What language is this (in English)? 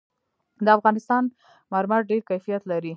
Pashto